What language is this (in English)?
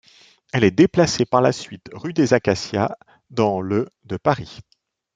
French